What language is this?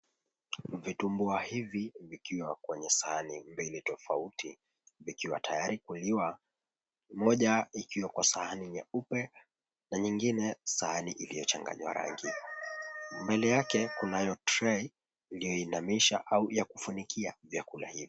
Swahili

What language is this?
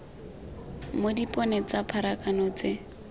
Tswana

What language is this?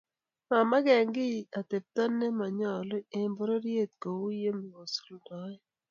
Kalenjin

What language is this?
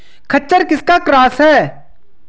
Hindi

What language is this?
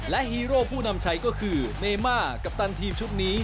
Thai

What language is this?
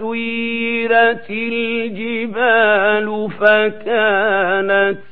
Arabic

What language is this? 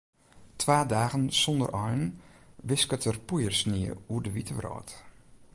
Western Frisian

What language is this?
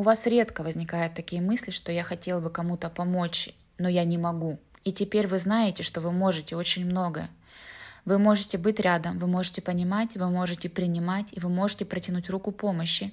Russian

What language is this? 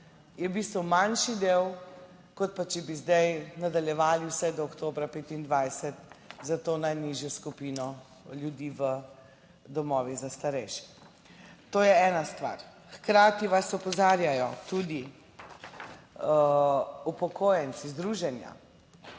Slovenian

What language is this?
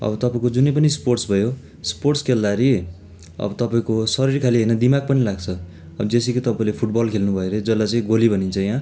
Nepali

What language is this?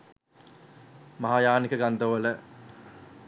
Sinhala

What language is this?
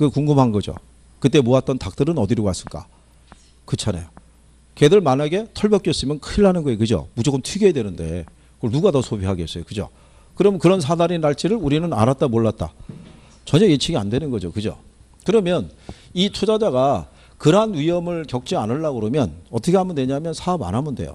Korean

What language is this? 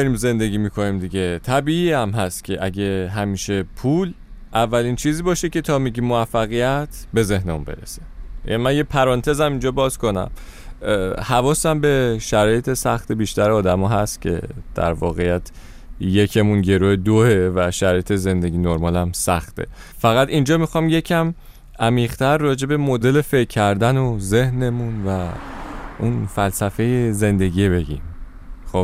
Persian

